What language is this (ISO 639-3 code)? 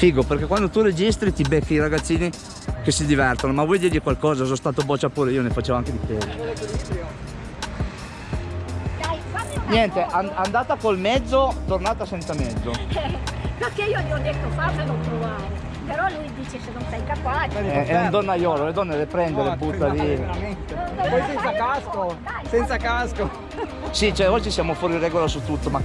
ita